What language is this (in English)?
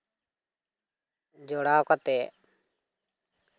Santali